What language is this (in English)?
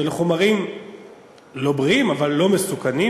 Hebrew